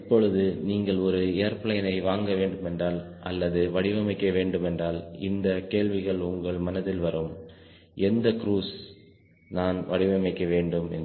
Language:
Tamil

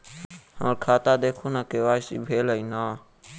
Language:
Maithili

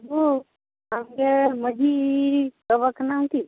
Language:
Santali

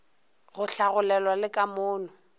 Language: Northern Sotho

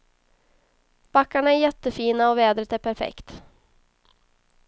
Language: Swedish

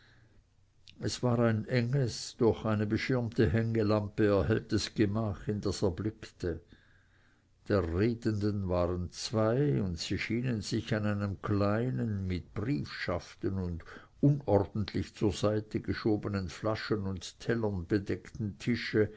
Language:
German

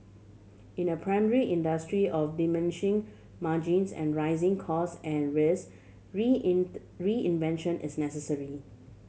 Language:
English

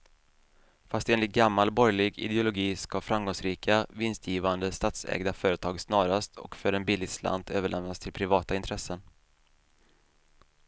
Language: Swedish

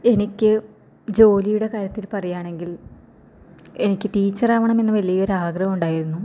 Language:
Malayalam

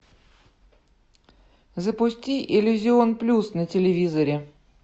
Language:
Russian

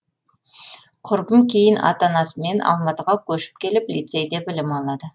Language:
Kazakh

